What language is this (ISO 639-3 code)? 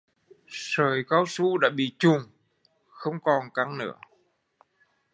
vie